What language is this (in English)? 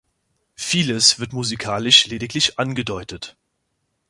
German